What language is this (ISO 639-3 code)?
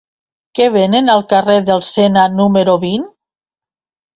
cat